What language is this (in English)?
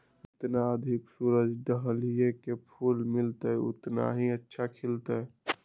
Magahi